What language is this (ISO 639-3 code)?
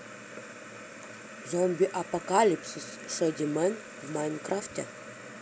rus